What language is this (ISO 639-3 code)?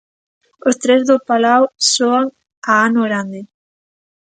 glg